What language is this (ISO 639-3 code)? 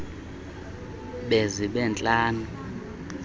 xho